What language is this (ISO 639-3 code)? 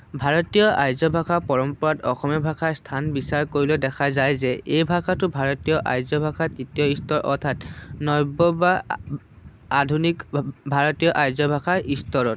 asm